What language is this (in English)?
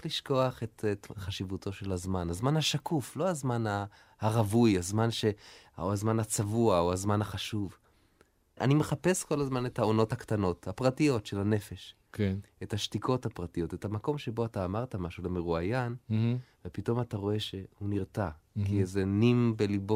Hebrew